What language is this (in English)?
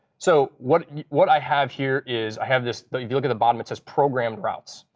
English